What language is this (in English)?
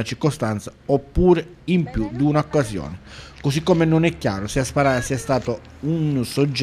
Italian